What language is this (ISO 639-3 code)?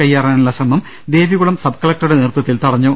mal